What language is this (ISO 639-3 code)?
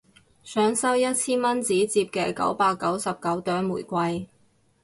yue